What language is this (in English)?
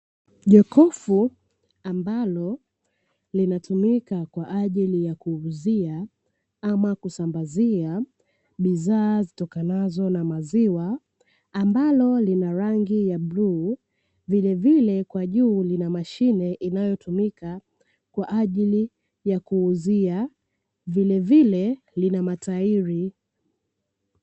Swahili